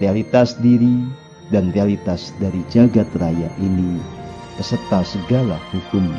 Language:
Indonesian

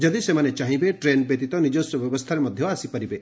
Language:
Odia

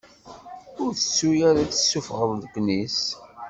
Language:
Kabyle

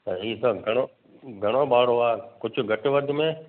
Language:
Sindhi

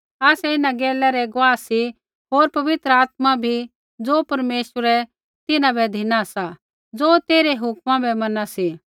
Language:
Kullu Pahari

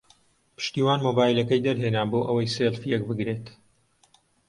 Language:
Central Kurdish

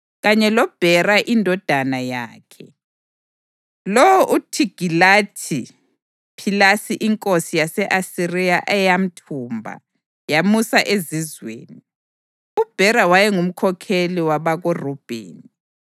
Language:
North Ndebele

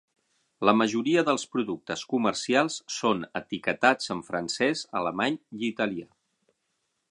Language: Catalan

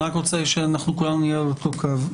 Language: Hebrew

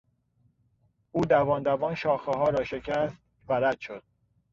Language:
Persian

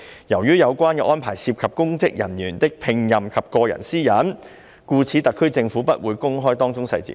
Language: Cantonese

